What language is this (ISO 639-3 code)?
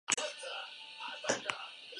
eus